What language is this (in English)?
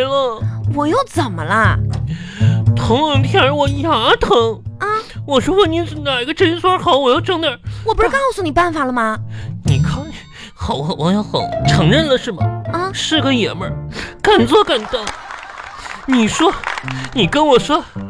Chinese